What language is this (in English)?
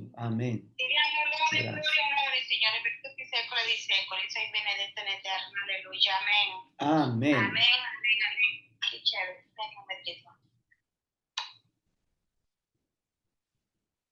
Italian